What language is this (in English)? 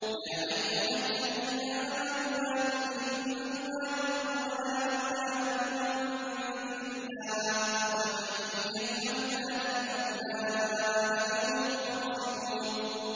Arabic